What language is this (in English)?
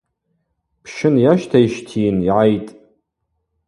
Abaza